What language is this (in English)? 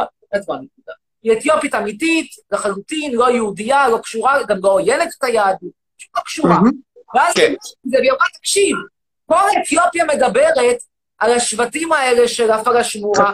Hebrew